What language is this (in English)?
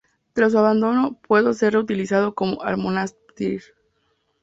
Spanish